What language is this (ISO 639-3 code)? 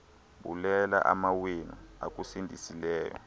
xho